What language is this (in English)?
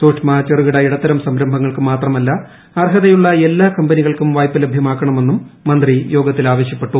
Malayalam